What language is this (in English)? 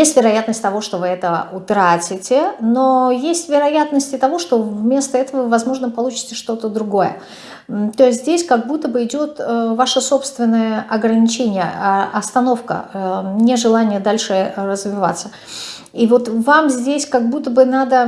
Russian